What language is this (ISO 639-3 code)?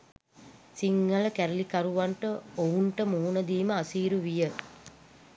sin